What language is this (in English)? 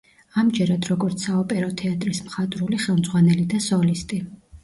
Georgian